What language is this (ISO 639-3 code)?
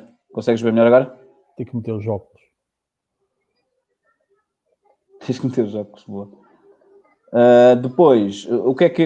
por